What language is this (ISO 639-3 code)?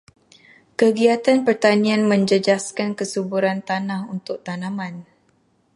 msa